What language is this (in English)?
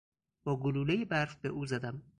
Persian